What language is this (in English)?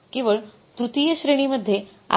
Marathi